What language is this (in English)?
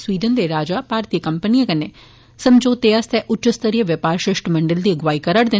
Dogri